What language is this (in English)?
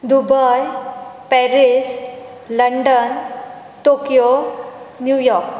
Konkani